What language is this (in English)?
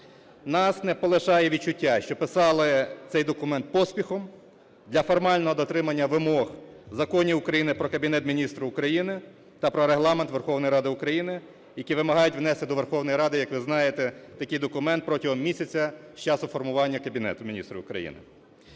Ukrainian